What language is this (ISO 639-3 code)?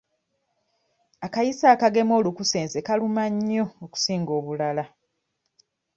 lug